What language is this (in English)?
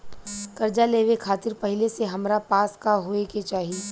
Bhojpuri